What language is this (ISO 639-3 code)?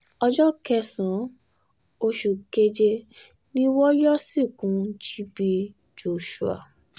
yor